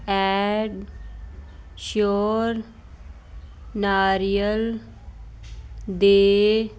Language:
Punjabi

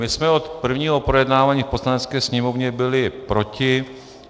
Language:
Czech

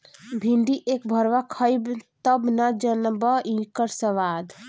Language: Bhojpuri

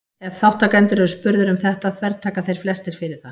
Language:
Icelandic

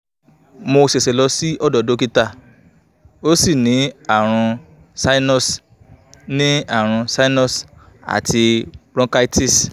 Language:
Yoruba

